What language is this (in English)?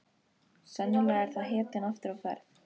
Icelandic